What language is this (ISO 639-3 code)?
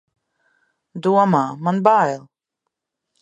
lav